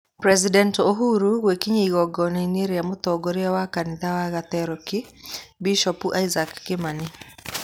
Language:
Kikuyu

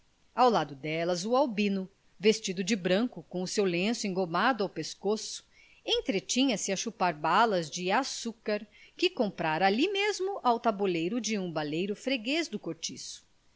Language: Portuguese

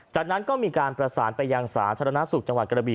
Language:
Thai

